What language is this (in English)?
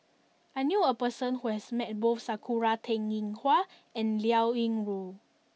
English